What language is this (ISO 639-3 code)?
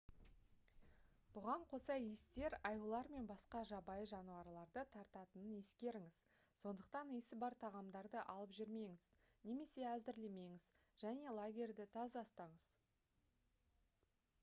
kaz